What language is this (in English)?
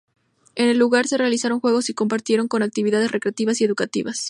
Spanish